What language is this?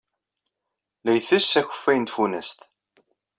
Kabyle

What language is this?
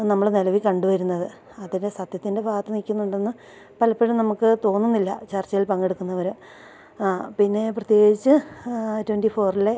Malayalam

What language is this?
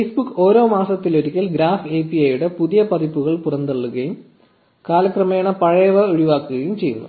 Malayalam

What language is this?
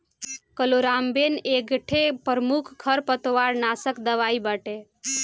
Bhojpuri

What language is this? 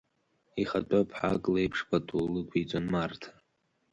Abkhazian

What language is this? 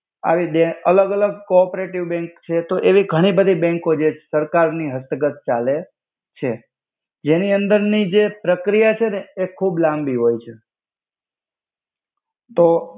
Gujarati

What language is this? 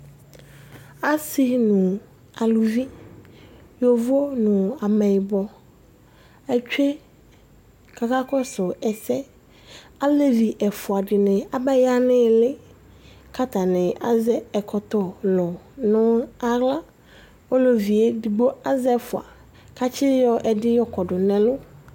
Ikposo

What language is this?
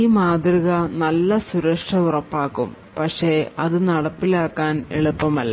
Malayalam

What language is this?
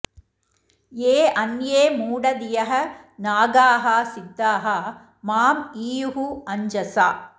Sanskrit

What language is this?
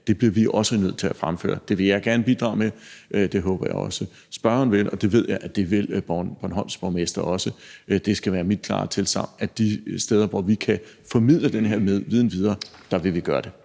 Danish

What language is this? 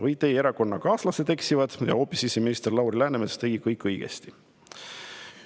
Estonian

